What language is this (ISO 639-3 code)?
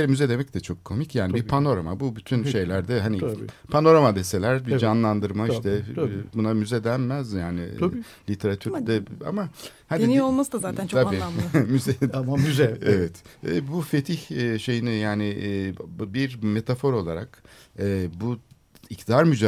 tur